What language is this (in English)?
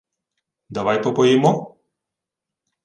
Ukrainian